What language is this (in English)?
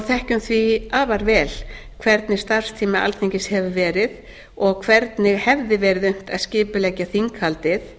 Icelandic